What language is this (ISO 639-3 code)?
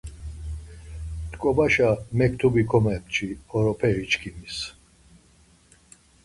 lzz